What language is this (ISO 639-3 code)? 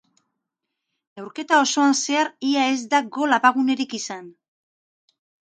eus